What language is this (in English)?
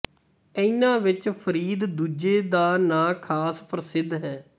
Punjabi